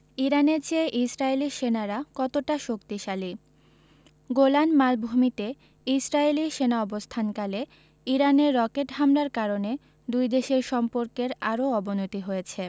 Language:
Bangla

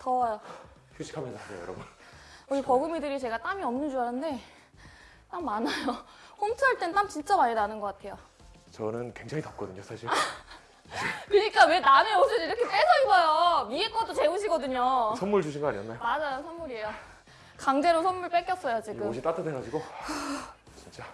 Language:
Korean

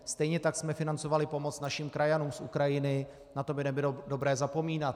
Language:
Czech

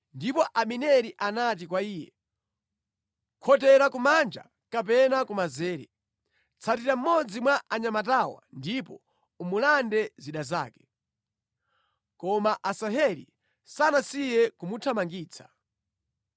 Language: Nyanja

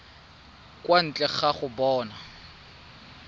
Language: Tswana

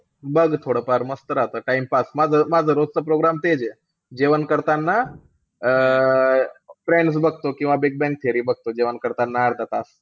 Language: Marathi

